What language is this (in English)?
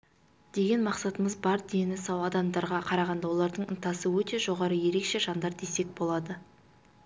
Kazakh